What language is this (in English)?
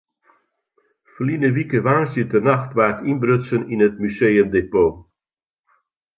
Western Frisian